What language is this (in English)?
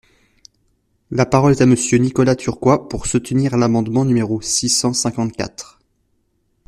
French